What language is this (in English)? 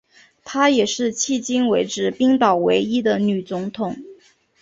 Chinese